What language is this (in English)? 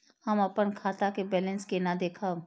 Maithili